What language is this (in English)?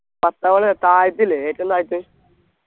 Malayalam